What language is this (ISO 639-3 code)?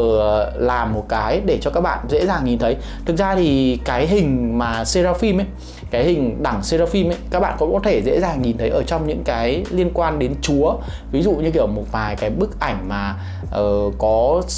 vie